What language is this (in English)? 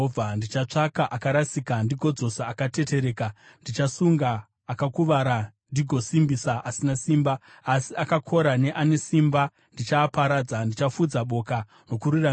Shona